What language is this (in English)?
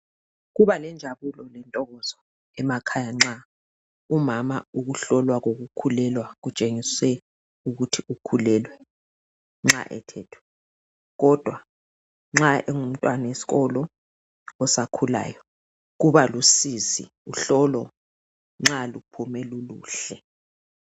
North Ndebele